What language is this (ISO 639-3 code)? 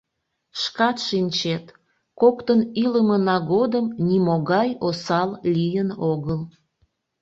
chm